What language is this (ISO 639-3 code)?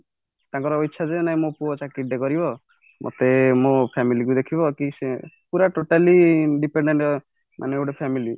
ori